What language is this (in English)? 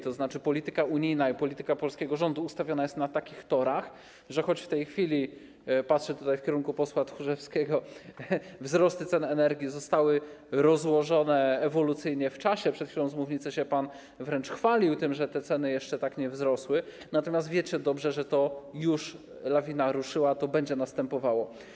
Polish